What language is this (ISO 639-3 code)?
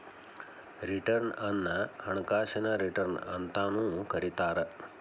kan